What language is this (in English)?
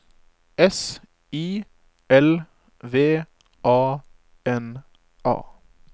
Norwegian